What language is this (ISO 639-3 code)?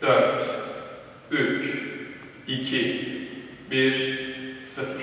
tur